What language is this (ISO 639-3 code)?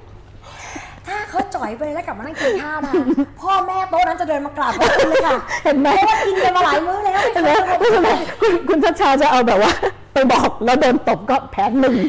tha